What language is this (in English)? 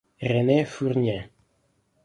Italian